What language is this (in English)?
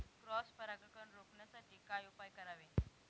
Marathi